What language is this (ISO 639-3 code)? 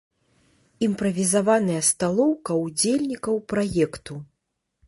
bel